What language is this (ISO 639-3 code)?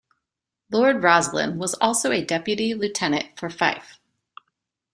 eng